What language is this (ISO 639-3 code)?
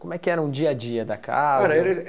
por